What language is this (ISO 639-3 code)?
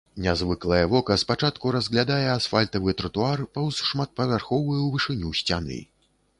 bel